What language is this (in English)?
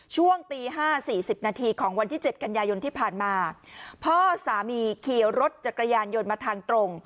Thai